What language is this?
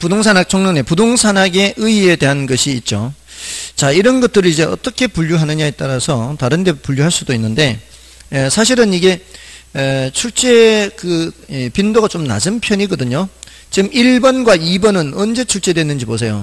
Korean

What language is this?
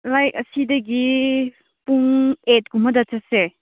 Manipuri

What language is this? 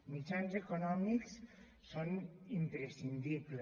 Catalan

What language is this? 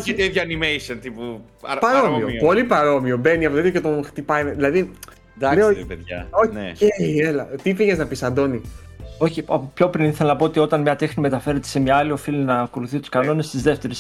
Greek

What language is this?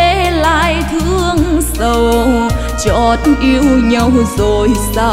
Vietnamese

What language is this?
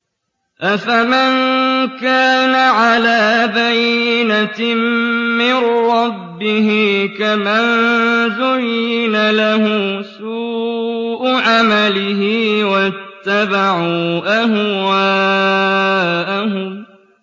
Arabic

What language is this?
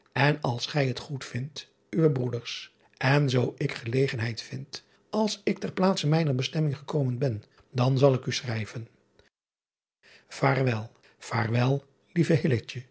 Dutch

